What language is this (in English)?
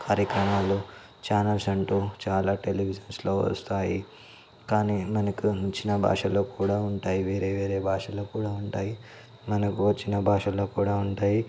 Telugu